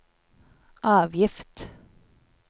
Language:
Norwegian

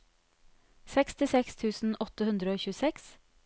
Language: Norwegian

